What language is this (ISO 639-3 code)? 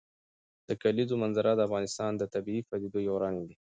pus